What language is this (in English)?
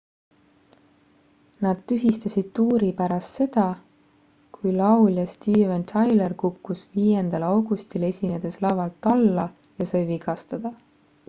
Estonian